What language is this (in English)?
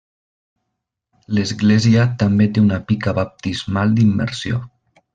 Catalan